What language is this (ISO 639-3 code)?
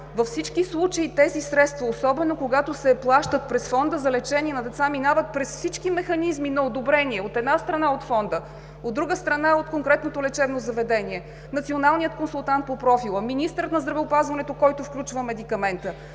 bul